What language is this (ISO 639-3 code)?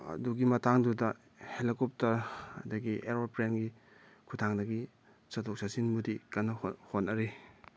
mni